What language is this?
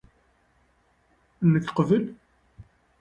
Kabyle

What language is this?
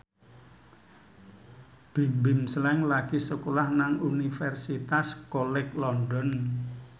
Javanese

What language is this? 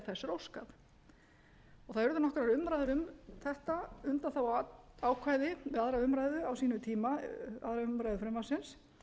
Icelandic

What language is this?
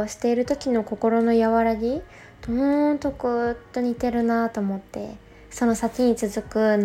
Japanese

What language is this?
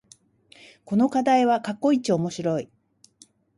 Japanese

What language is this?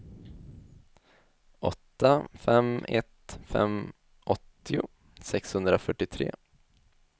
Swedish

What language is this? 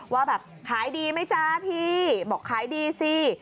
Thai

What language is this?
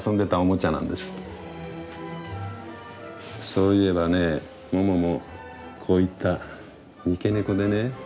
Japanese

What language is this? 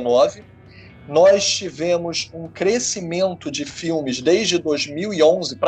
Portuguese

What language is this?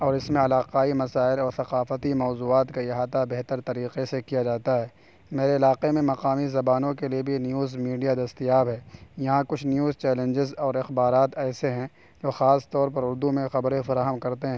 Urdu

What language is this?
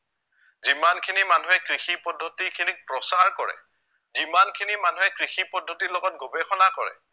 Assamese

